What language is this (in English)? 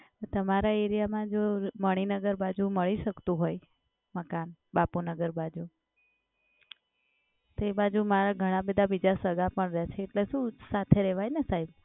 Gujarati